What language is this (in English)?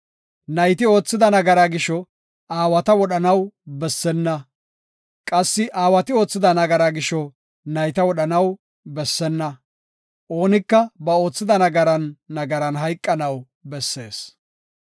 Gofa